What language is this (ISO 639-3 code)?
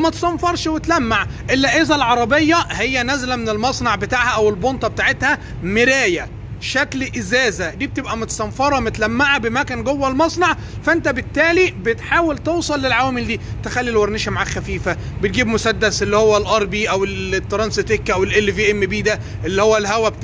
ara